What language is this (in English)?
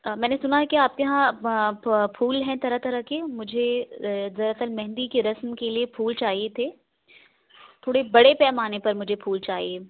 Urdu